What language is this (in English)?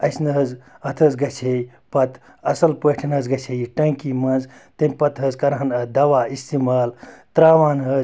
Kashmiri